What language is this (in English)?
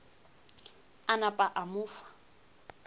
Northern Sotho